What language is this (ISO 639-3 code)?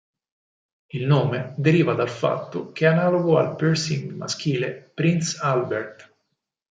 ita